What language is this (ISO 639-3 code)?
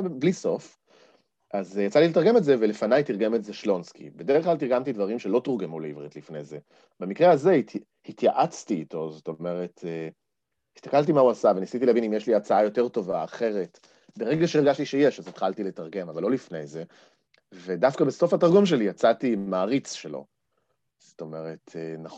heb